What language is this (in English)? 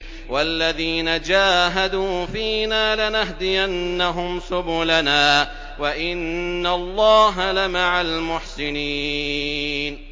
Arabic